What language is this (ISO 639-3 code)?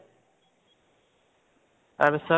asm